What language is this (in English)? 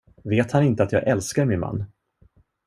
Swedish